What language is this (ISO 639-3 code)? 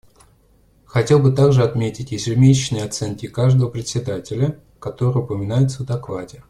rus